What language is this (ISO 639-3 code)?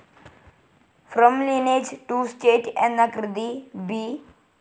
mal